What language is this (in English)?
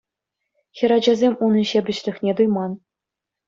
Chuvash